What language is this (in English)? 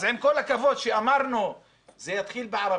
Hebrew